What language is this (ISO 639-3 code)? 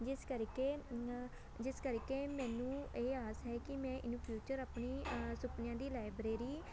pan